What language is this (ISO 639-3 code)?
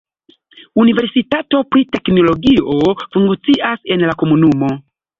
epo